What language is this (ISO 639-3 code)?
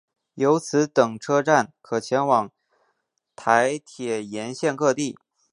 zho